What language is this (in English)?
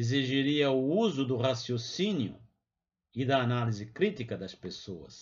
Portuguese